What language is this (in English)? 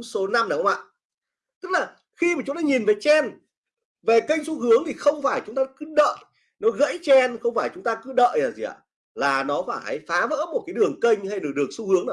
Vietnamese